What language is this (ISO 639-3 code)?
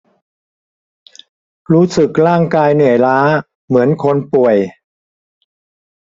tha